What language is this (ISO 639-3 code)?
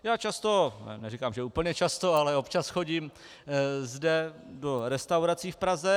ces